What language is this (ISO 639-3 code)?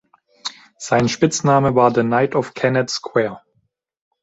deu